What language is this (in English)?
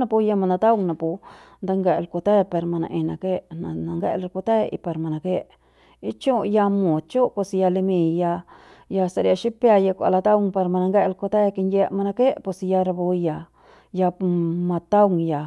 Central Pame